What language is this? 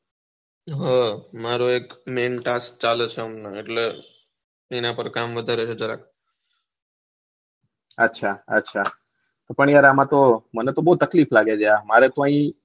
Gujarati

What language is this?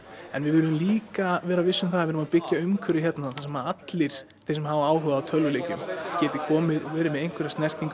Icelandic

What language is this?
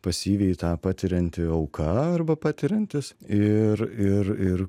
Lithuanian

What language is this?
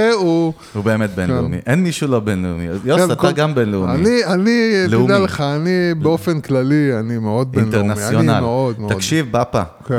Hebrew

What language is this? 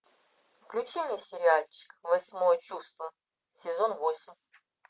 Russian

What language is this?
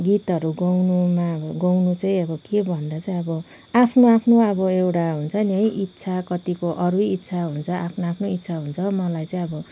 Nepali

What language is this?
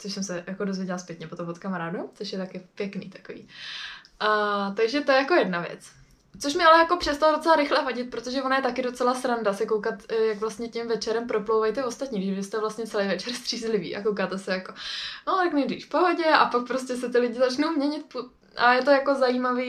Czech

